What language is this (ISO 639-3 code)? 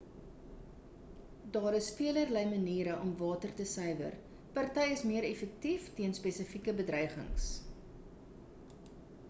afr